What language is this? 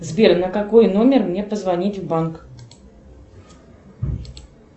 Russian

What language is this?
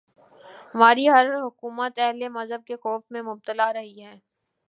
Urdu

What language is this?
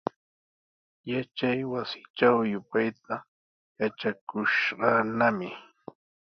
Sihuas Ancash Quechua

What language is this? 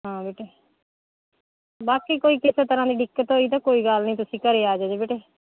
Punjabi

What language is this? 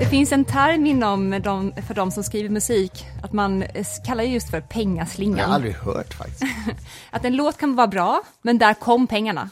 Swedish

